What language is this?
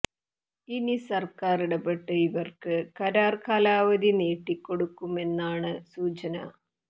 Malayalam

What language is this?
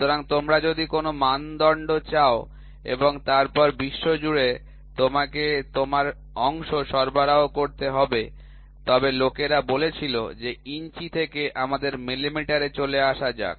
Bangla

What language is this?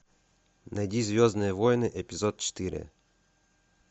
Russian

